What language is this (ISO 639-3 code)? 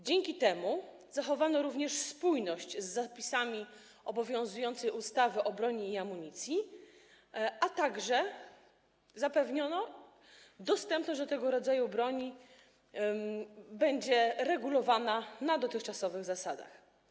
pol